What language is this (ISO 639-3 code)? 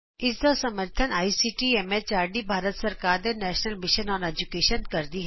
pan